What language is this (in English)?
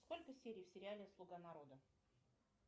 Russian